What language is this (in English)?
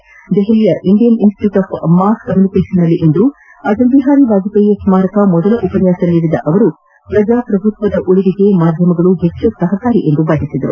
Kannada